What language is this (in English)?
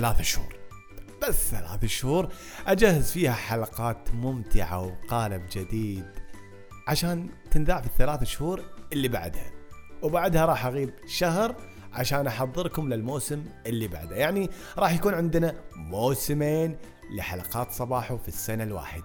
Arabic